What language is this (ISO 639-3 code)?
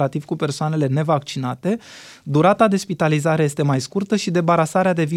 ron